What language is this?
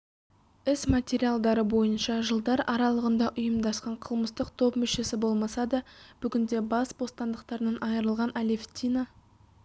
Kazakh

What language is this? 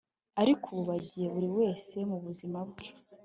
Kinyarwanda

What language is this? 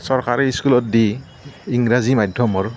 Assamese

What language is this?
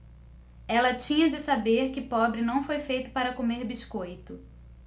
Portuguese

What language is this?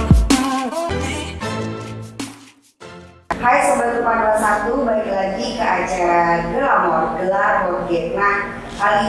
Indonesian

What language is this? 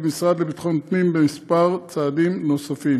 Hebrew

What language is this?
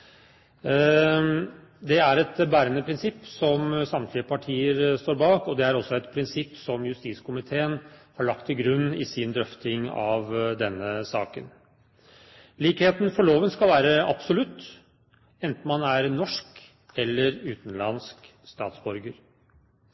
Norwegian Bokmål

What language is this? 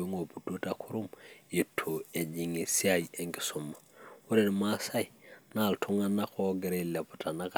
Masai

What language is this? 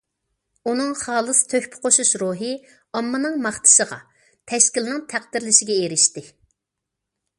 Uyghur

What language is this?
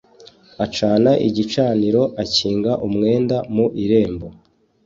Kinyarwanda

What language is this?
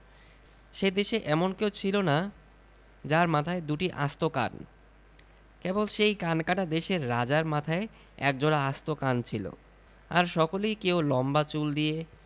Bangla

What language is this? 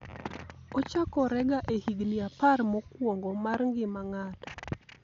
Luo (Kenya and Tanzania)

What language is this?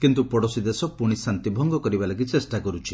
Odia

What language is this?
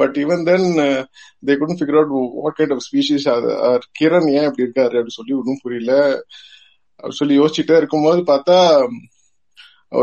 Tamil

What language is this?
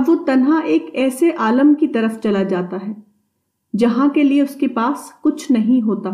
Urdu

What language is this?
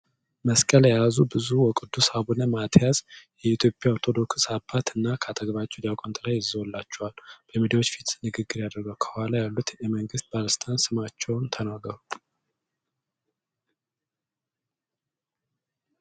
Amharic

